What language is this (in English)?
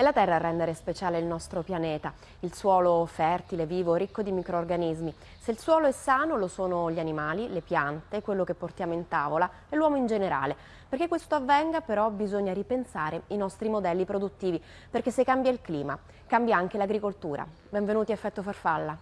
Italian